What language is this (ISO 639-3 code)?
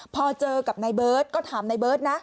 tha